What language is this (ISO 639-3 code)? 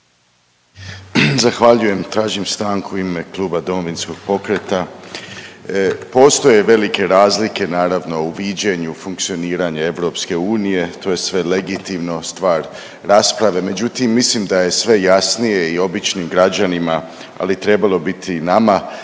hrv